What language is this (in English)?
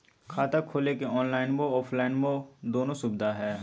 Magahi